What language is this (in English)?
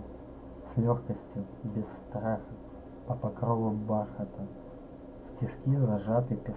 Russian